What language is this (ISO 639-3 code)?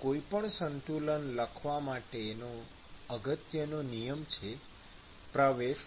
guj